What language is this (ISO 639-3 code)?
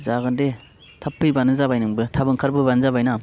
brx